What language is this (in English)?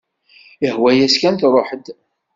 Kabyle